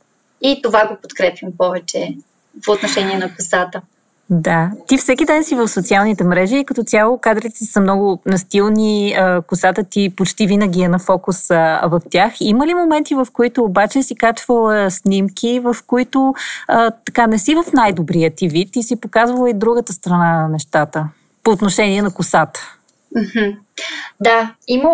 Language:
Bulgarian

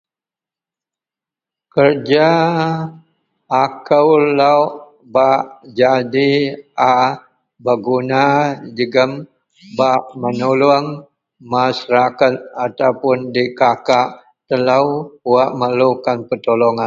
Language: Central Melanau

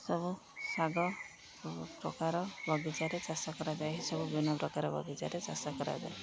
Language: Odia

